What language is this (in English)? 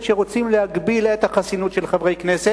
Hebrew